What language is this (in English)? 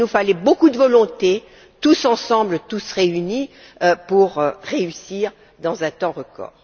French